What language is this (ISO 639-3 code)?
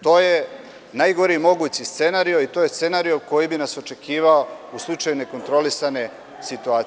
srp